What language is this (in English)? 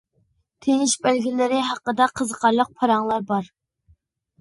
Uyghur